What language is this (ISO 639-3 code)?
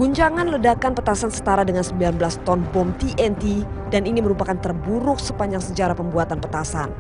ind